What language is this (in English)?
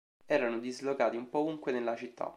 Italian